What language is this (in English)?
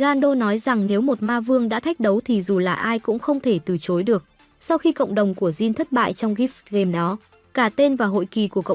Vietnamese